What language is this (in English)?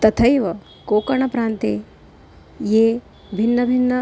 Sanskrit